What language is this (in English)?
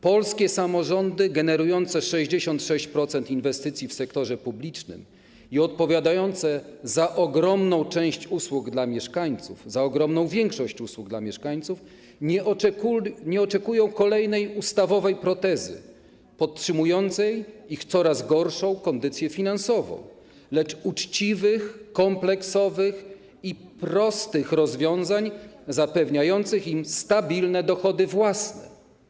Polish